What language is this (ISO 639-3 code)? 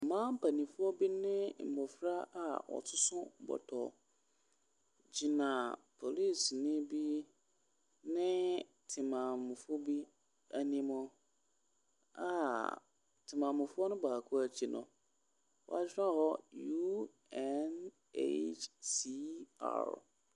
aka